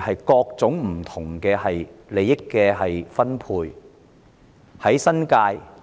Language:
Cantonese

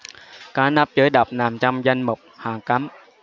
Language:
Vietnamese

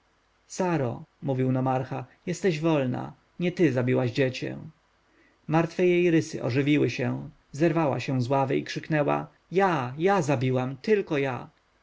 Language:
Polish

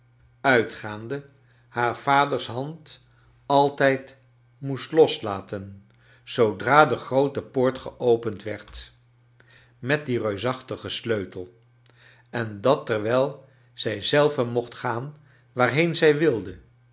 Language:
Dutch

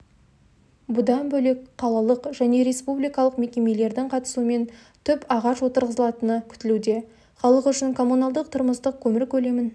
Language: Kazakh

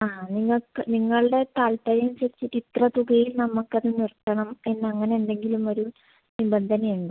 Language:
Malayalam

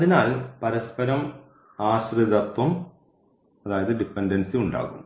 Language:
Malayalam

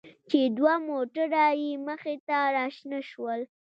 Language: Pashto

